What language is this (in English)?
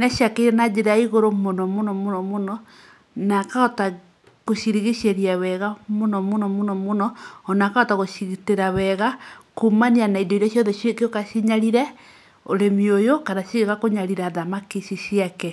Kikuyu